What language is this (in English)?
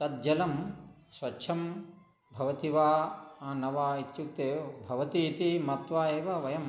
Sanskrit